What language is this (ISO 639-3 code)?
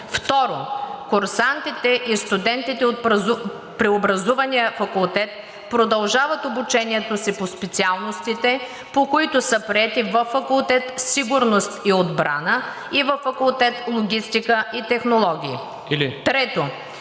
bul